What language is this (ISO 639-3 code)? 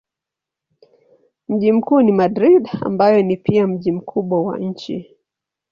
swa